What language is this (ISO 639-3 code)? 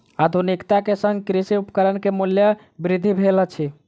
mai